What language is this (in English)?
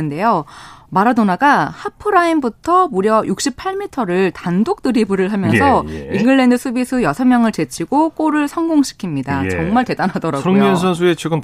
Korean